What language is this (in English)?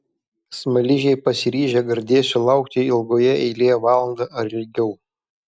Lithuanian